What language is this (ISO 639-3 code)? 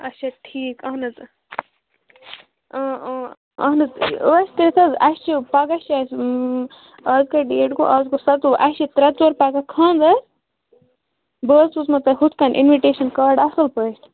kas